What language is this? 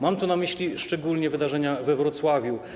Polish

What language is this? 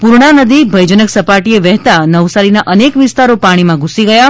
Gujarati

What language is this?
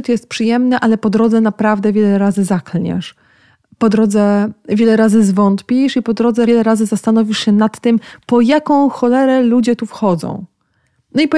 Polish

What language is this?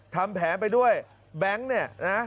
Thai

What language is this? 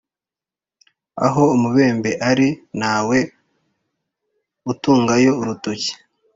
Kinyarwanda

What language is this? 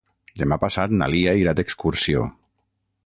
Catalan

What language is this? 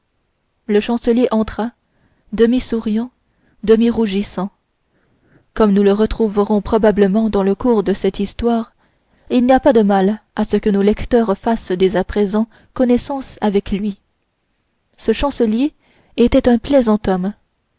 French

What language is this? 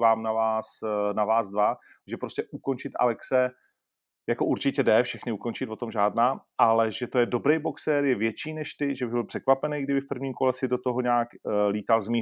Czech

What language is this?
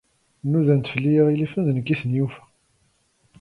Kabyle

